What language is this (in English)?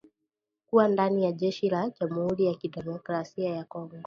Swahili